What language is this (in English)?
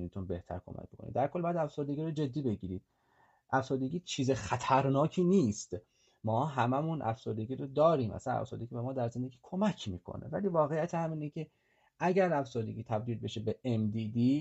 Persian